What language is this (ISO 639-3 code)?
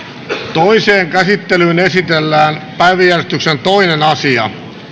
fin